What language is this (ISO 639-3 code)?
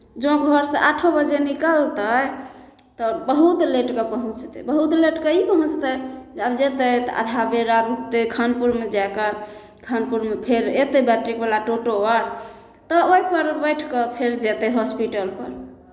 mai